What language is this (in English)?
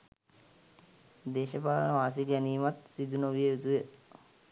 Sinhala